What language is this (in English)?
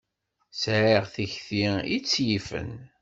Kabyle